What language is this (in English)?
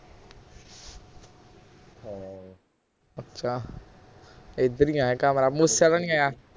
Punjabi